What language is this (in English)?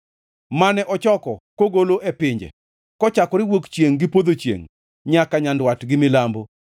Luo (Kenya and Tanzania)